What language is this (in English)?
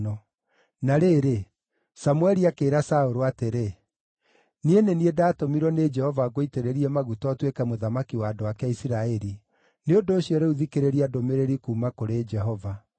Kikuyu